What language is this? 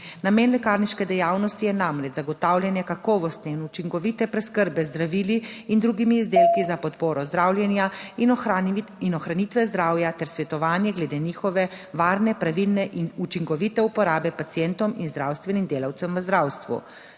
Slovenian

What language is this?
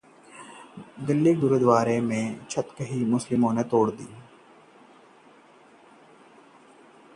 Hindi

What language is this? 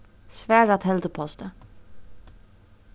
Faroese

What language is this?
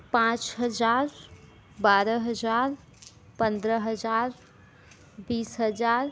Hindi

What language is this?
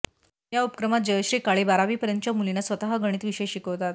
Marathi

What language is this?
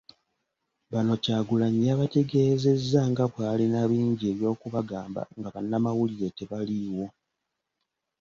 Ganda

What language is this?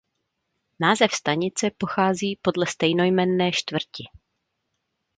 Czech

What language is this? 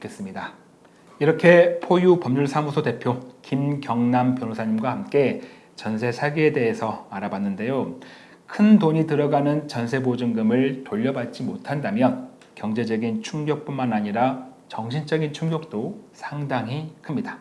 Korean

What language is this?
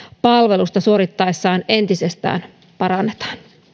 Finnish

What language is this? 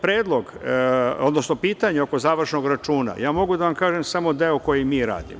Serbian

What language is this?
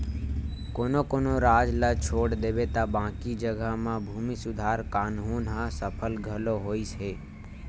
Chhattisgarhi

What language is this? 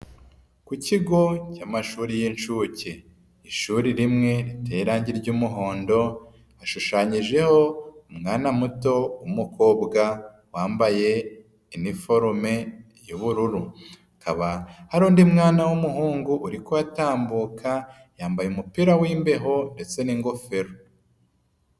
Kinyarwanda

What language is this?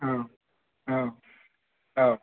Bodo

